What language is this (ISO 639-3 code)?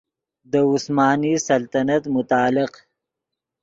ydg